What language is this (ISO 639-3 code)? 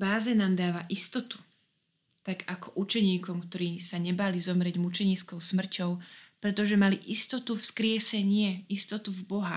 slk